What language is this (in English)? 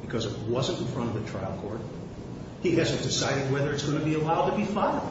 English